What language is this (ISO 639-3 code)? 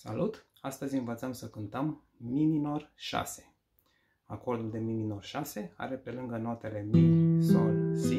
ron